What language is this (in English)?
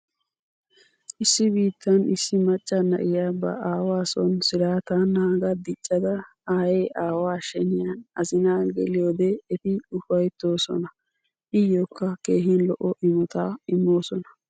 Wolaytta